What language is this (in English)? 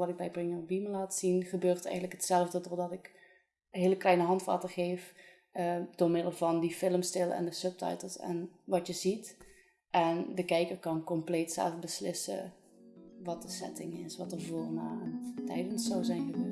Dutch